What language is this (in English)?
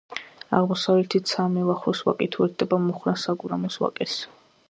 Georgian